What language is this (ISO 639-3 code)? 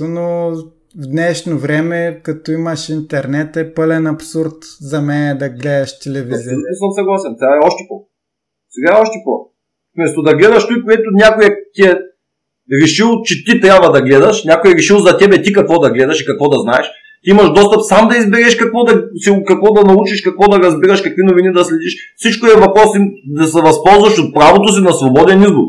bul